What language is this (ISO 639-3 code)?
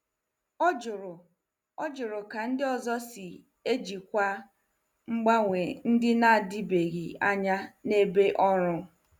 ibo